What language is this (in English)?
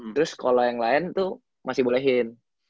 Indonesian